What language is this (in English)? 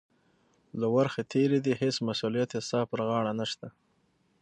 Pashto